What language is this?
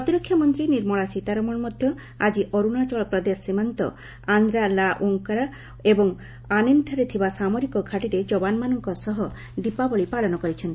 Odia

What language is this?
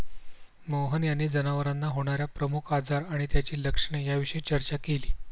Marathi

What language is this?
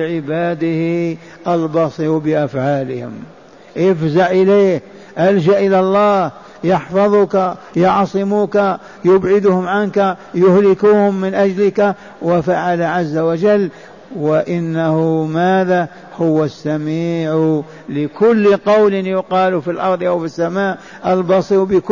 Arabic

